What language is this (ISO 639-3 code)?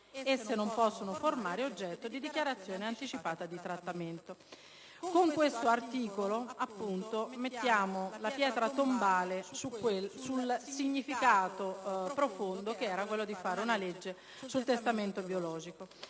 ita